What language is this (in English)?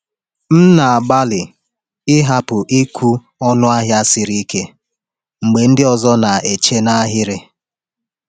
Igbo